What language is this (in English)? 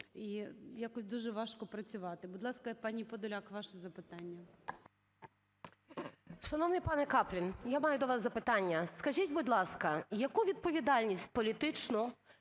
Ukrainian